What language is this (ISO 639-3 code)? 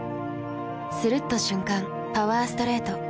jpn